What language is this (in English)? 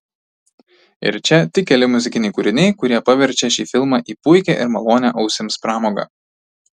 Lithuanian